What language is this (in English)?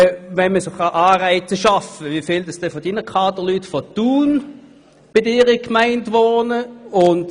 Swiss German